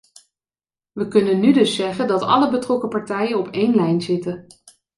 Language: Dutch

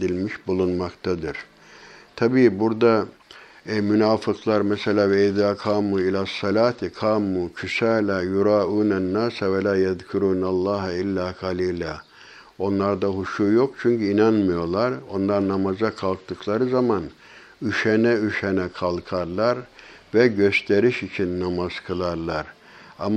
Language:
Turkish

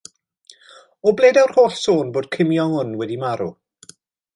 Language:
Welsh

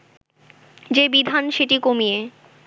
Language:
Bangla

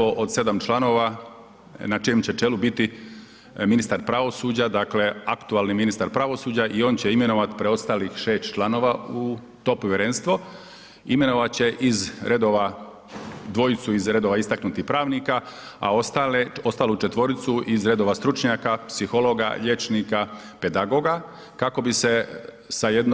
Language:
Croatian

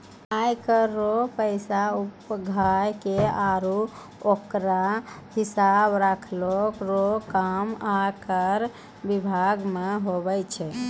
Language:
Maithili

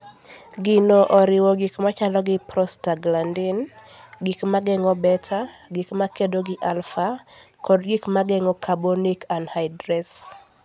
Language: Luo (Kenya and Tanzania)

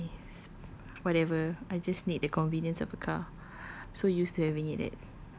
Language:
English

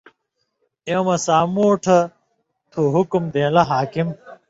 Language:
Indus Kohistani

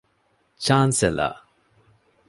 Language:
Divehi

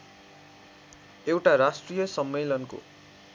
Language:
Nepali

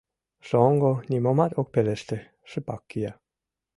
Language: Mari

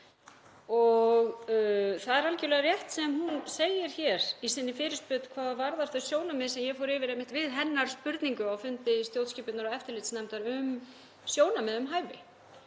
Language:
Icelandic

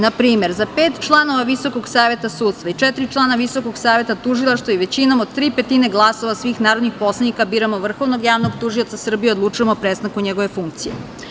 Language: Serbian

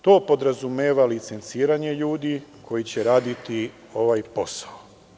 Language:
Serbian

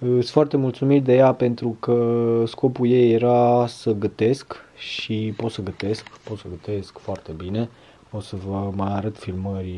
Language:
Romanian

